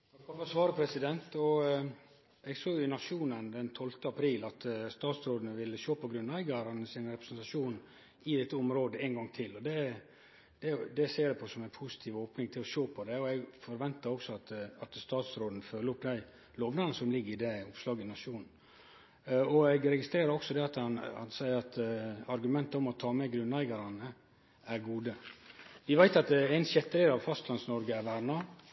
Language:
Norwegian Nynorsk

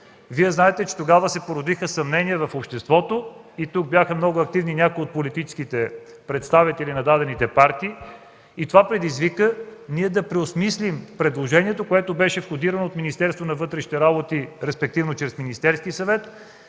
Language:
Bulgarian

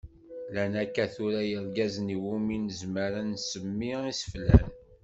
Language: Kabyle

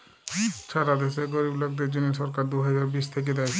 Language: Bangla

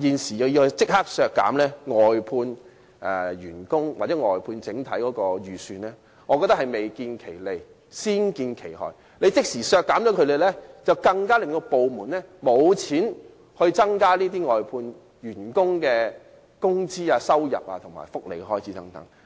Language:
Cantonese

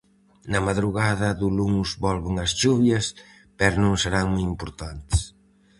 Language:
Galician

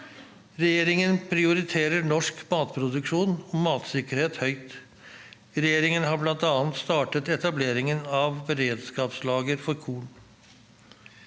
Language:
Norwegian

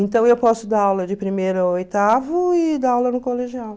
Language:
Portuguese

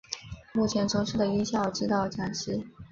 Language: Chinese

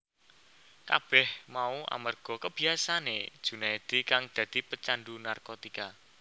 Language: Javanese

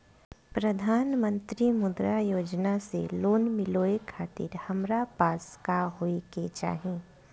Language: Bhojpuri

